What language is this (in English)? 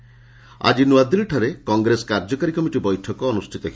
Odia